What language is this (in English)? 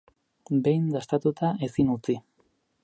Basque